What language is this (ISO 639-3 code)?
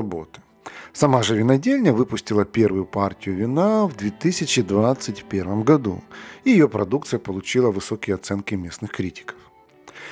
rus